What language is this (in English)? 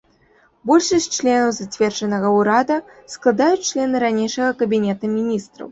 Belarusian